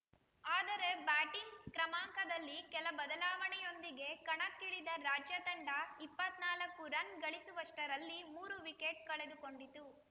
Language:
Kannada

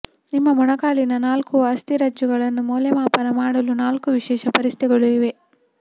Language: Kannada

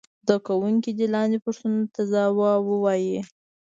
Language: Pashto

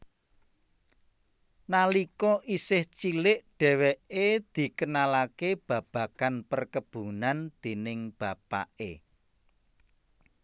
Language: Javanese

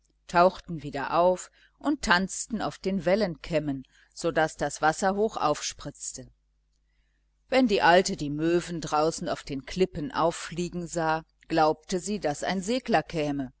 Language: German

